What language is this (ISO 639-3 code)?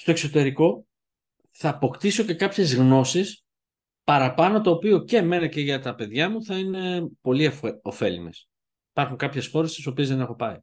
ell